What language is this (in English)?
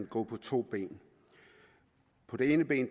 Danish